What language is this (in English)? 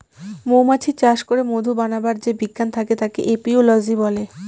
Bangla